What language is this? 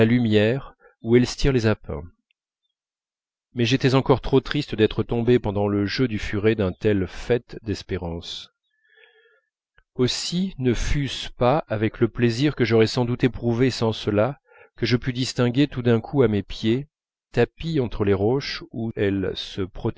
French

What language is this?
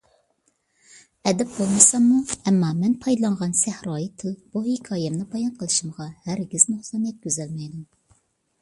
Uyghur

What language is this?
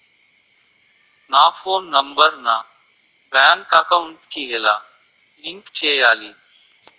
Telugu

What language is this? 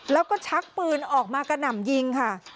Thai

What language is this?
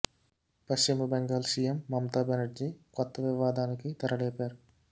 Telugu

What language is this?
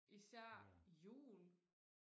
Danish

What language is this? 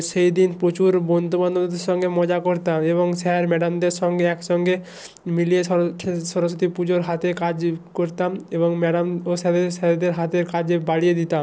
Bangla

